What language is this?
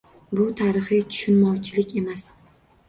Uzbek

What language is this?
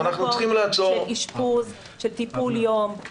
Hebrew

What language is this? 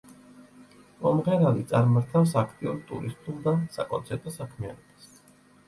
Georgian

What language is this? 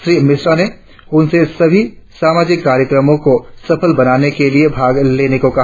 Hindi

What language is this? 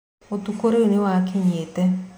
Kikuyu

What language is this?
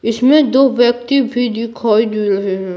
Hindi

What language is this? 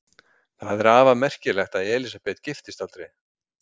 Icelandic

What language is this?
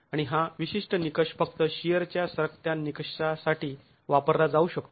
Marathi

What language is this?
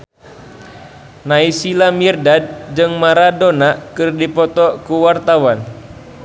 Sundanese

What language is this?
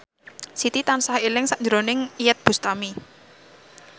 Javanese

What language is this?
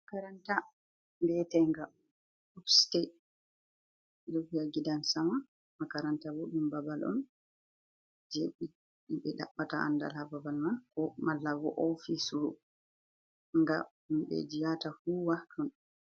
Fula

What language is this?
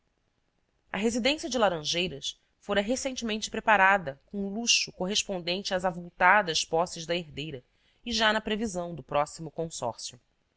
Portuguese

